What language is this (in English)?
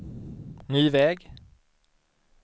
Swedish